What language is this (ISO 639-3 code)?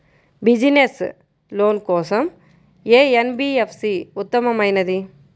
tel